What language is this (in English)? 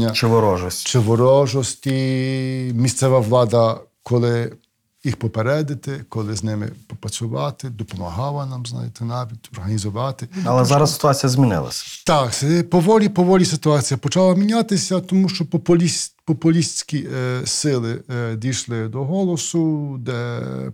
Ukrainian